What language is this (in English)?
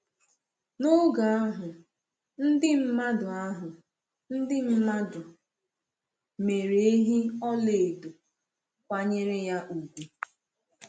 Igbo